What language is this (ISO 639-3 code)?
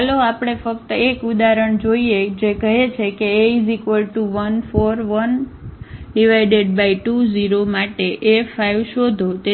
guj